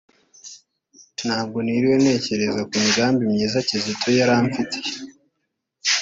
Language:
Kinyarwanda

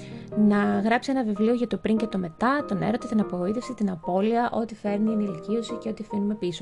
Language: Greek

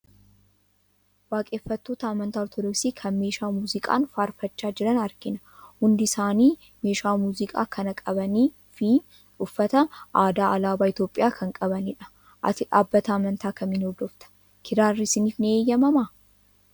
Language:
Oromo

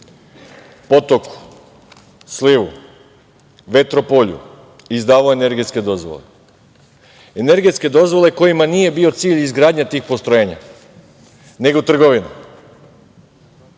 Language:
Serbian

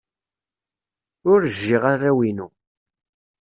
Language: Kabyle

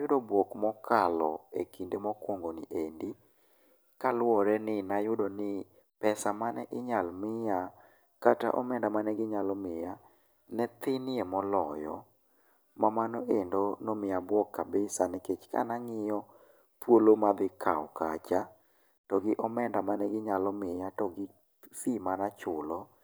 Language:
Luo (Kenya and Tanzania)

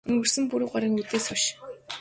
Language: Mongolian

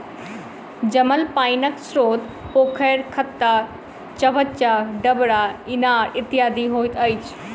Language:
Maithili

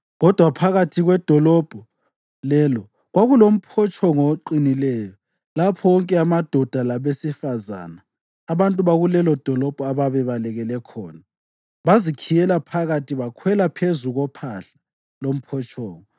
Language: North Ndebele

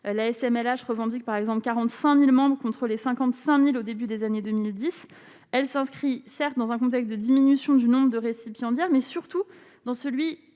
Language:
French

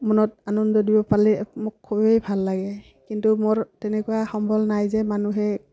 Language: Assamese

